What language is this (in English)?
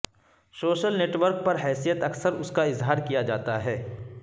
Urdu